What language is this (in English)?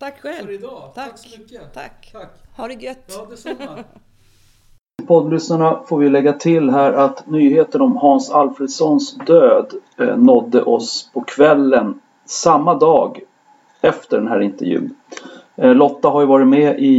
Swedish